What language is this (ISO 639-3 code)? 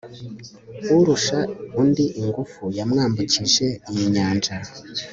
kin